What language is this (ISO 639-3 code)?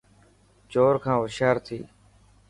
mki